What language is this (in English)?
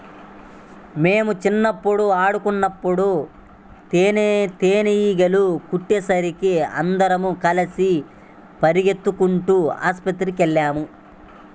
Telugu